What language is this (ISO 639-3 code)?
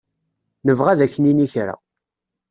kab